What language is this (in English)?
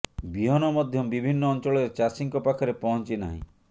Odia